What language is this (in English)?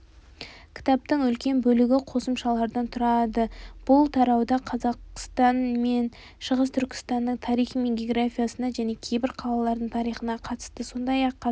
Kazakh